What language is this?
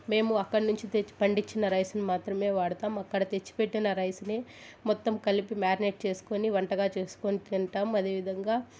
Telugu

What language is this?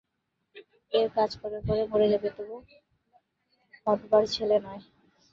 Bangla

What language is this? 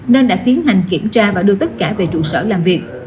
Vietnamese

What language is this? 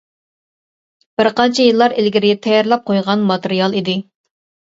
Uyghur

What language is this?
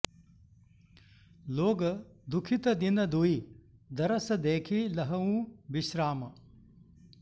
Sanskrit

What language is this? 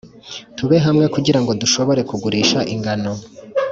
Kinyarwanda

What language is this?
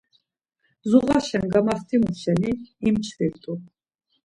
Laz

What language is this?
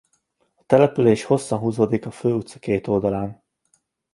Hungarian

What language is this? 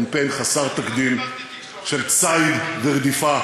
Hebrew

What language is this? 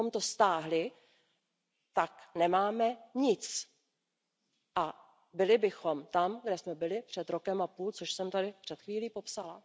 Czech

